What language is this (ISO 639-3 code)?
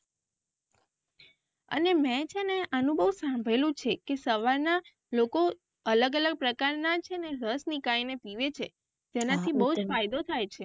guj